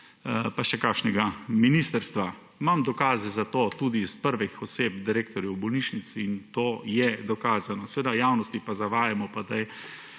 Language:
Slovenian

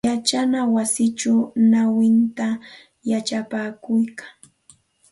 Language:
Santa Ana de Tusi Pasco Quechua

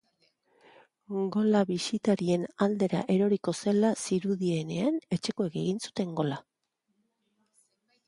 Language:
Basque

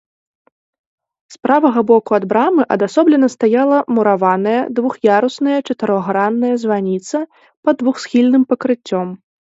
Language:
Belarusian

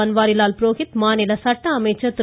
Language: Tamil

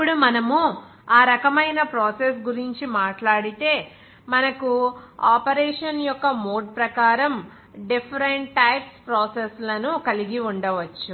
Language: Telugu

